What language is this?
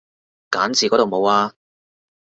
Cantonese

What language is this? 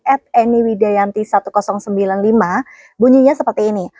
Indonesian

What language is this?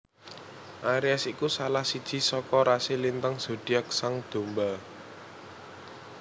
Javanese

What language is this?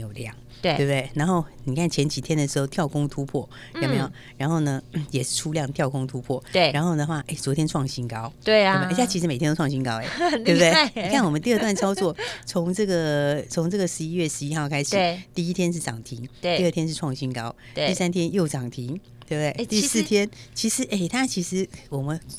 Chinese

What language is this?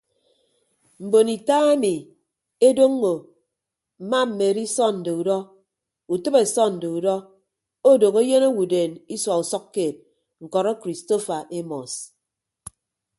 Ibibio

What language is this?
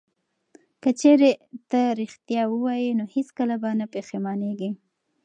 Pashto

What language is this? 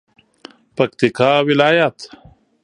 Pashto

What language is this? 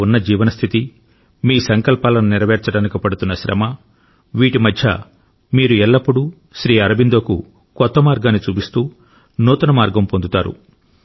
Telugu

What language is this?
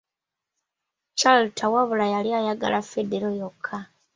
Ganda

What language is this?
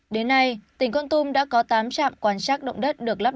Vietnamese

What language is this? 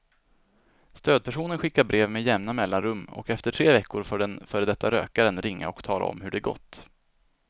Swedish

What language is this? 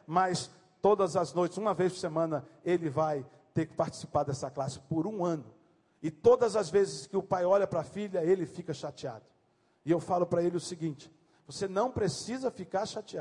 Portuguese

